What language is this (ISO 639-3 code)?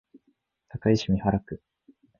jpn